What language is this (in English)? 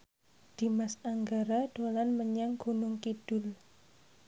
Javanese